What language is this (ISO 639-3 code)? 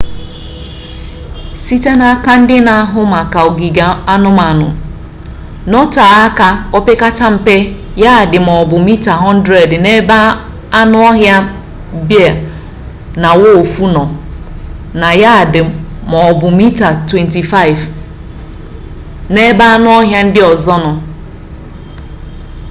ibo